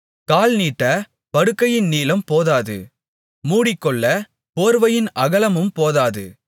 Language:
Tamil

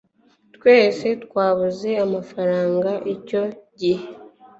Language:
Kinyarwanda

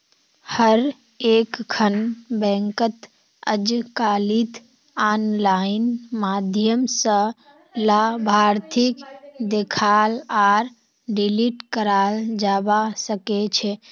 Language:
Magahi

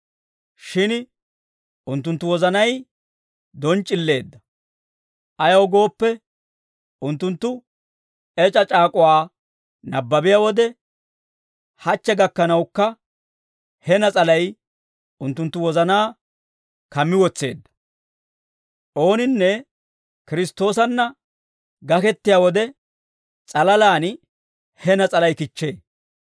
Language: Dawro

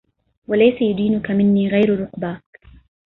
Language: Arabic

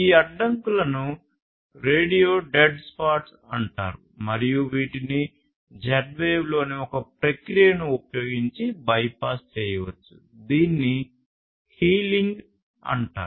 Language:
Telugu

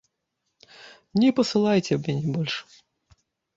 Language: Belarusian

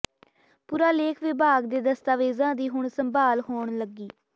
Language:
Punjabi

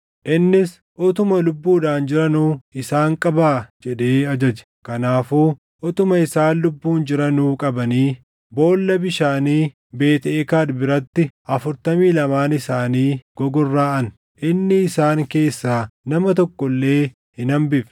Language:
Oromo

